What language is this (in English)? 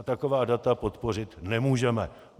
Czech